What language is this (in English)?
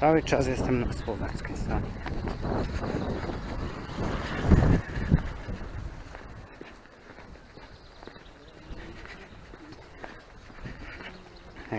Polish